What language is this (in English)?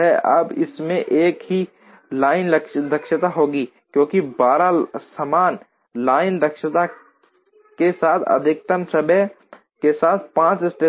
Hindi